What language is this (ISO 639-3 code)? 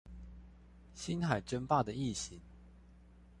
zho